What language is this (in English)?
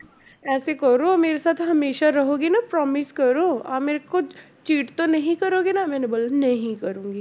Punjabi